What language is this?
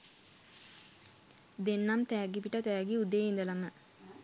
Sinhala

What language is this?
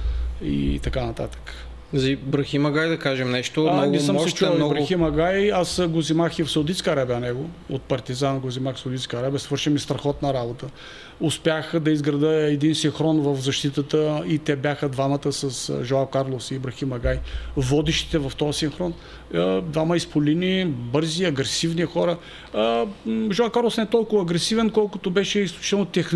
Bulgarian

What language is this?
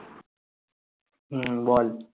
Bangla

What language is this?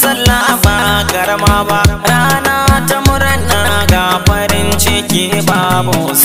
Thai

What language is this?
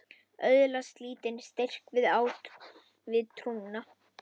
Icelandic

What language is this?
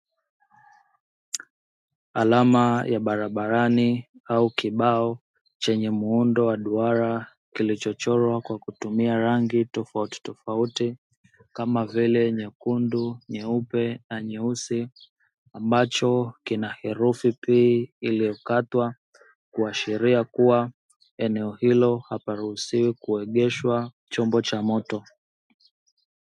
Swahili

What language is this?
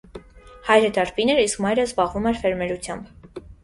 Armenian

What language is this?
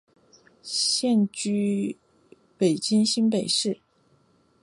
Chinese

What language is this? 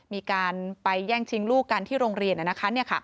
Thai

